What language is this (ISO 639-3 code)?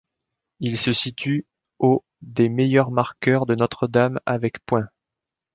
fra